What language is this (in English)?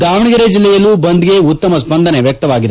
Kannada